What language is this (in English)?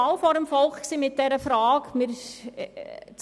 Swiss German